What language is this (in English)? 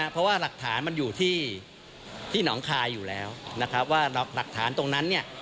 Thai